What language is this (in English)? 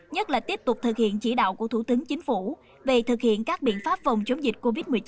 Vietnamese